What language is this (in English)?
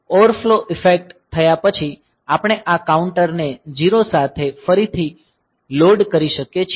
Gujarati